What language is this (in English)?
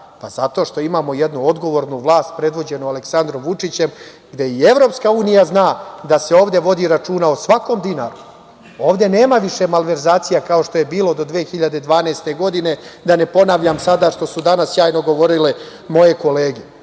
Serbian